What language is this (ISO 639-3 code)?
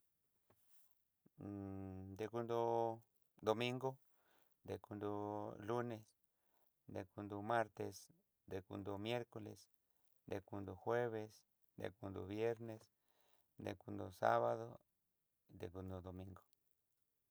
mxy